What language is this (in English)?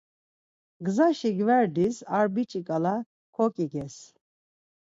Laz